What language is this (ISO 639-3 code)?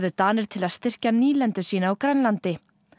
isl